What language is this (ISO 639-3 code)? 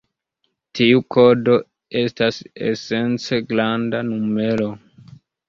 epo